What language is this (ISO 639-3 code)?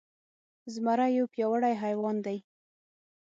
pus